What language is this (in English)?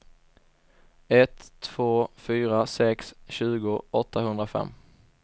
Swedish